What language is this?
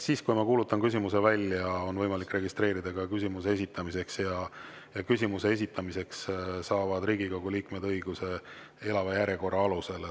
Estonian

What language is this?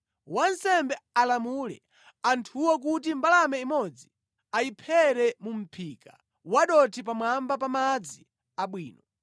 Nyanja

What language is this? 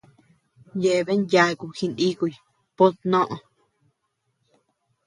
Tepeuxila Cuicatec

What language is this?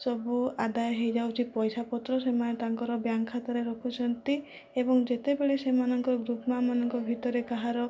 Odia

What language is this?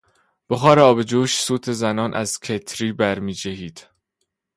Persian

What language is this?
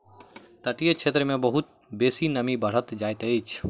Maithili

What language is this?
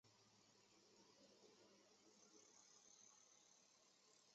Chinese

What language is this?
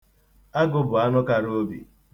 Igbo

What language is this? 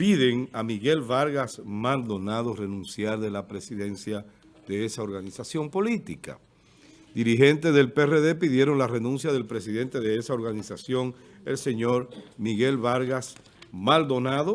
Spanish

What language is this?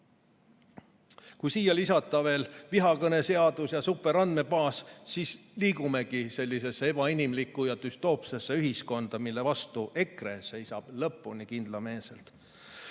Estonian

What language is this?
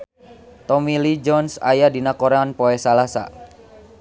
Sundanese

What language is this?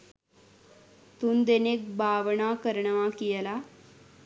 Sinhala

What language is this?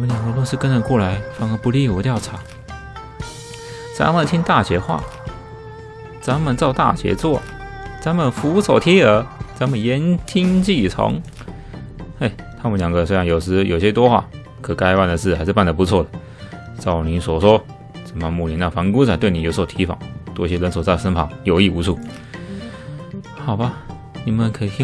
Chinese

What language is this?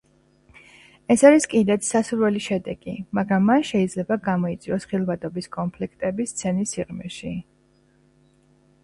Georgian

